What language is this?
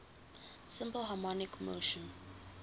English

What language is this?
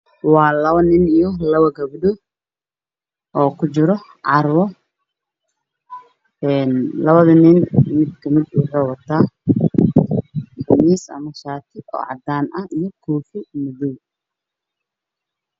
Somali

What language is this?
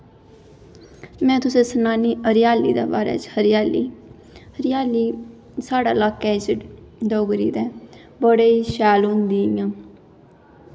Dogri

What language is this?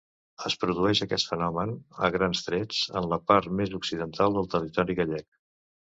Catalan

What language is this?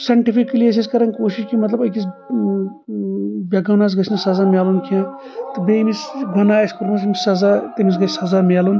Kashmiri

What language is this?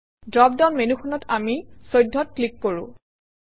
Assamese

